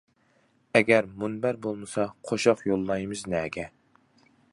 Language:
Uyghur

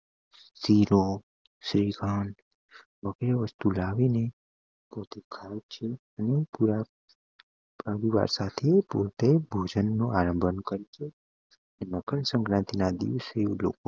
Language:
Gujarati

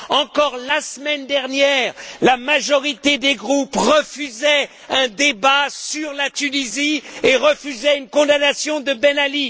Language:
French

